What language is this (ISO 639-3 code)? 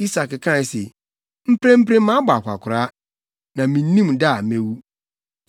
aka